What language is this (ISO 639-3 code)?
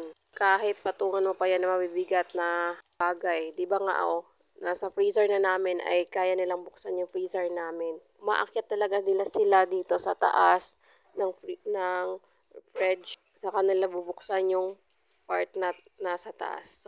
fil